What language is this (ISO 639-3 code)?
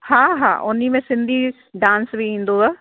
snd